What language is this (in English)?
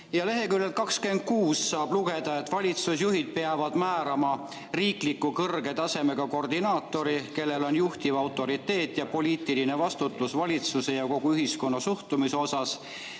Estonian